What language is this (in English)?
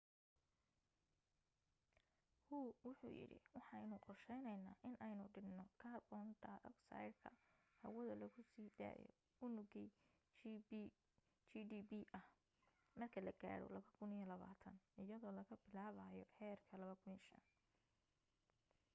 Somali